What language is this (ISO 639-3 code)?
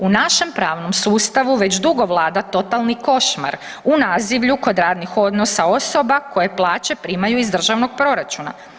hrv